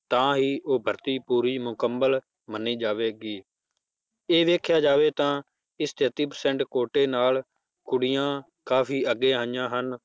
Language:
Punjabi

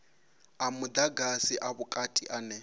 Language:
Venda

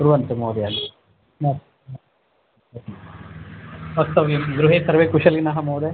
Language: Sanskrit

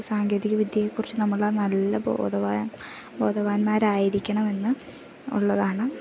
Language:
Malayalam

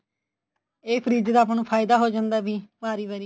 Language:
Punjabi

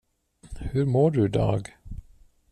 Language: Swedish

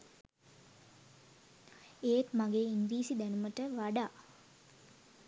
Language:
Sinhala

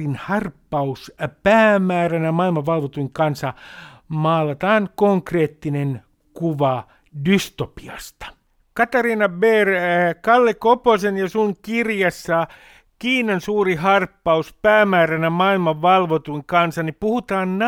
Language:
Finnish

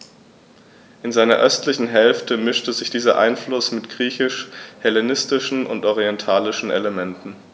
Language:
German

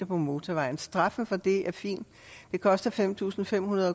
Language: Danish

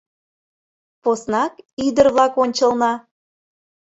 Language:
Mari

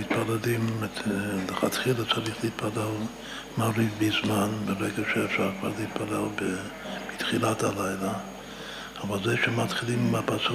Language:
Hebrew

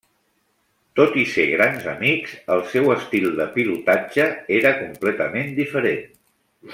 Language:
Catalan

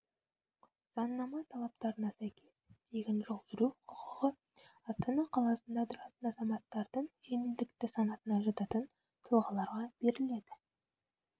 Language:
Kazakh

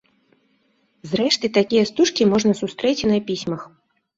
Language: Belarusian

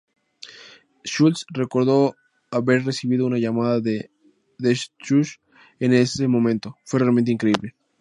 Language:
Spanish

